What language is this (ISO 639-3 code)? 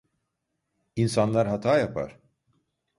tur